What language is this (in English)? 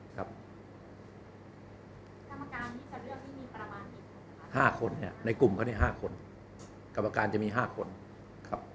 Thai